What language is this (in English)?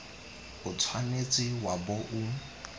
Tswana